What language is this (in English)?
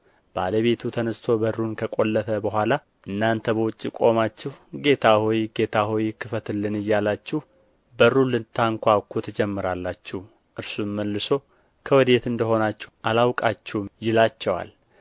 Amharic